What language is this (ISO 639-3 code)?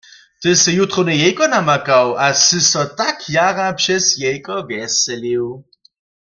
hsb